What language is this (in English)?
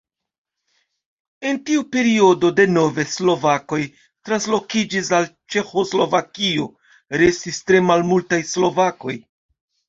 Esperanto